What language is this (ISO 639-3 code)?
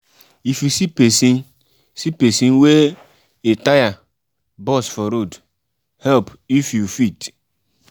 pcm